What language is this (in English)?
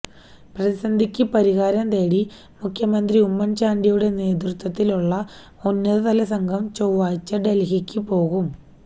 Malayalam